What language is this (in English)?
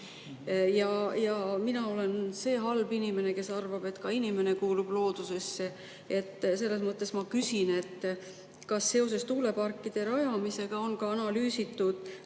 Estonian